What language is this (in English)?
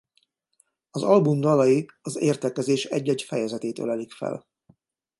Hungarian